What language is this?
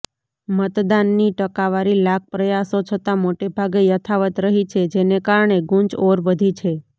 Gujarati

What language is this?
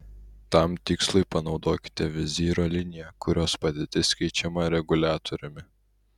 Lithuanian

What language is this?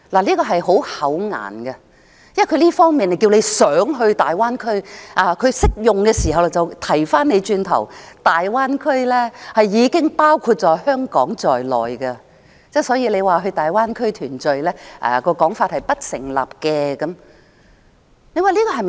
Cantonese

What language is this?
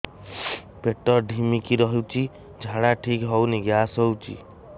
Odia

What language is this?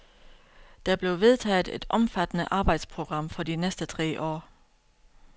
Danish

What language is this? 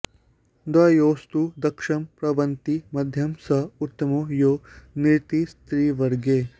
Sanskrit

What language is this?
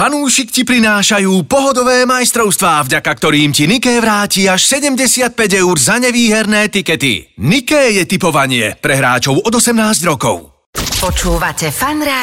Slovak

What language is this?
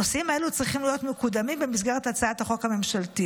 Hebrew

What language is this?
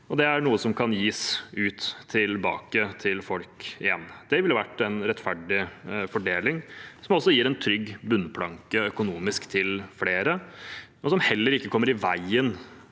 Norwegian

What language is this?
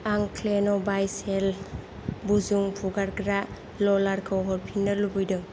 Bodo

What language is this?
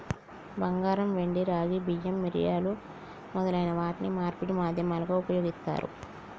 Telugu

